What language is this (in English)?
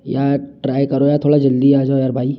Hindi